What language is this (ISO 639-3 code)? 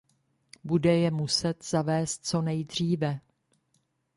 ces